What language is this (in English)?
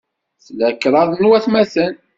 Kabyle